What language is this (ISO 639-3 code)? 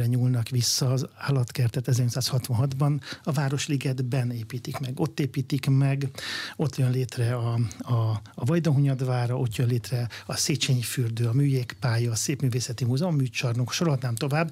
hun